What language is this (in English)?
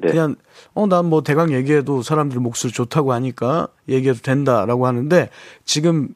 Korean